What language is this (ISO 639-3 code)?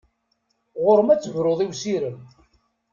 kab